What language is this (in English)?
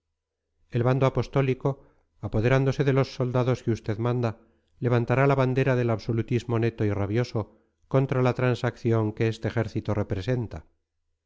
Spanish